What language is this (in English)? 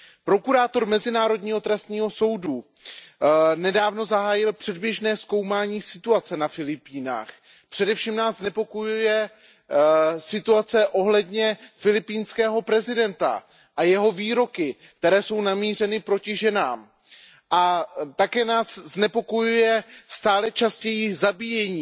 Czech